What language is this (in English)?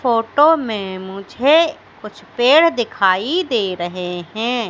Hindi